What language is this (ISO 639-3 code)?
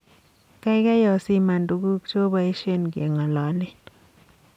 kln